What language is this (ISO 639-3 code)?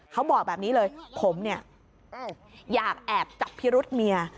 tha